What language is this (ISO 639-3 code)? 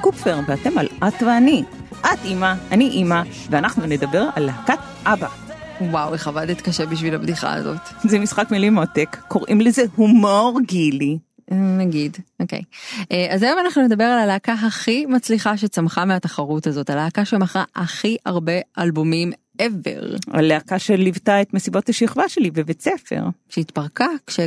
heb